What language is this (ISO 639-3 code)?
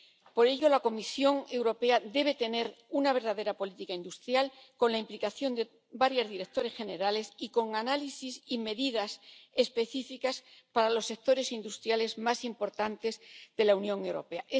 spa